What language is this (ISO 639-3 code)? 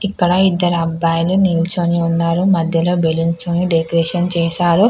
tel